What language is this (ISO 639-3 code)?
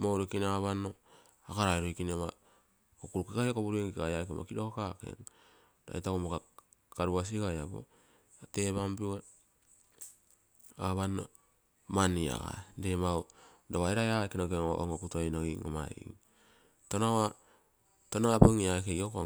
buo